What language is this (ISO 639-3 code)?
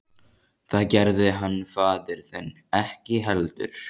isl